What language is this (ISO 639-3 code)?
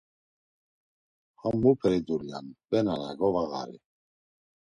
lzz